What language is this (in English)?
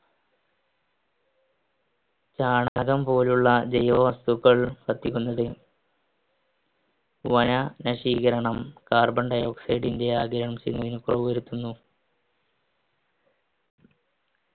Malayalam